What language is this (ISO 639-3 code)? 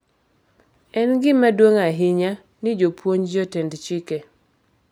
luo